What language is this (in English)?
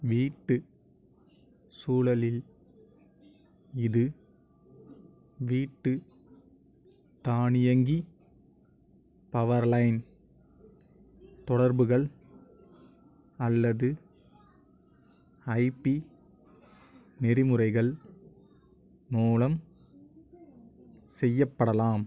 Tamil